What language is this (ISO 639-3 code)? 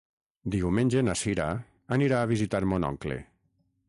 cat